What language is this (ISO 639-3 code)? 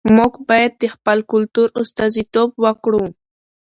pus